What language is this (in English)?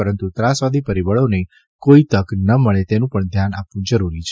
Gujarati